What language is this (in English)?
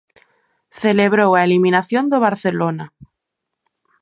Galician